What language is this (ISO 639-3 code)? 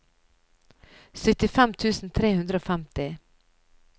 nor